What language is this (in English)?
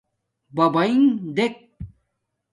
Domaaki